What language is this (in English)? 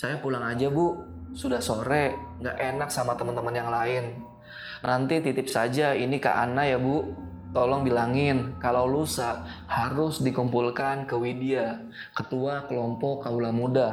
Indonesian